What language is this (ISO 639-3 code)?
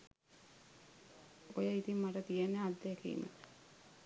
sin